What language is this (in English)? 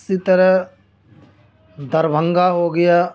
Urdu